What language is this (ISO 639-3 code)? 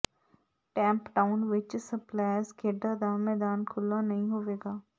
pan